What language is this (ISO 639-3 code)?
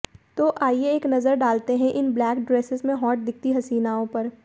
hin